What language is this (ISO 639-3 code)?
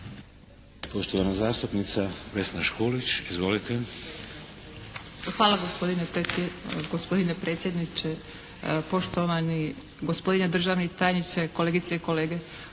hrv